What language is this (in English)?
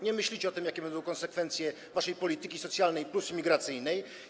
Polish